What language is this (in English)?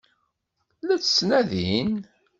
Kabyle